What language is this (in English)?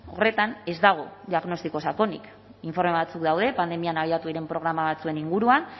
Basque